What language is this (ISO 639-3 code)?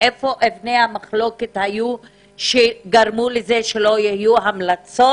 heb